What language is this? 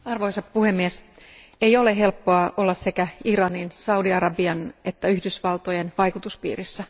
Finnish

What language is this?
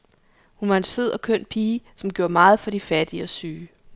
Danish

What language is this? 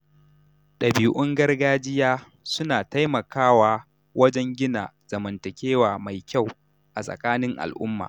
Hausa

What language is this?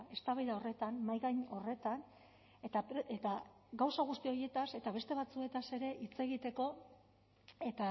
Basque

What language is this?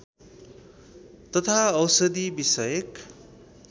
Nepali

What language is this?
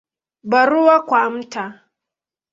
Swahili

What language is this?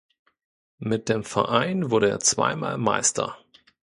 German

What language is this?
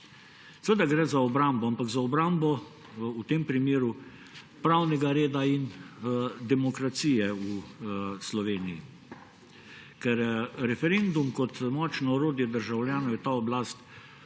Slovenian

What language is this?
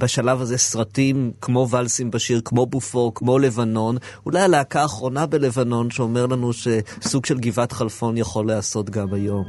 Hebrew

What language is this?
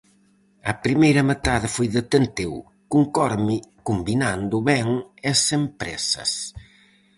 Galician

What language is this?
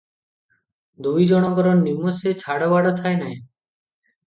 Odia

